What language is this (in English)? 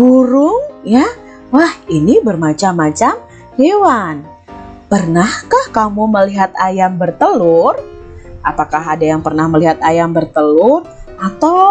Indonesian